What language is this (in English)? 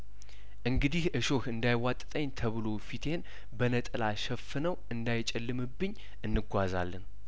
Amharic